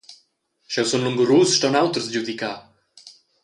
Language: Romansh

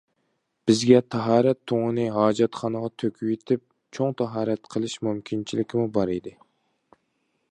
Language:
Uyghur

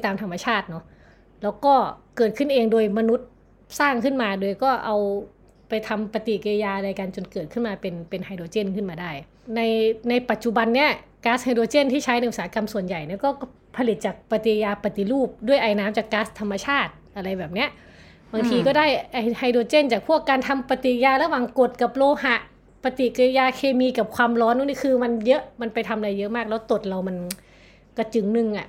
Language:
Thai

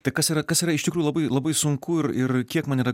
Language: Lithuanian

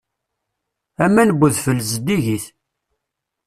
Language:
Kabyle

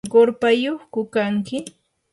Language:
Yanahuanca Pasco Quechua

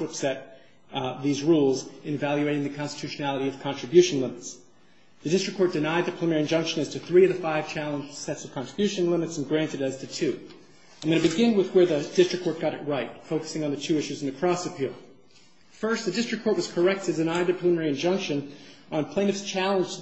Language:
English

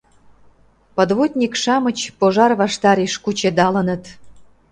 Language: Mari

